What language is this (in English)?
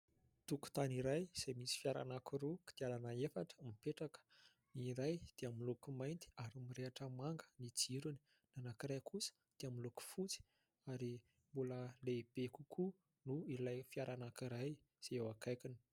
Malagasy